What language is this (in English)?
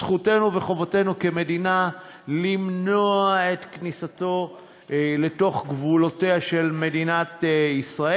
Hebrew